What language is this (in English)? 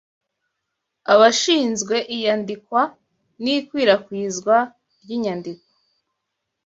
Kinyarwanda